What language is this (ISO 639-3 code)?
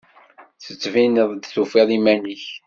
kab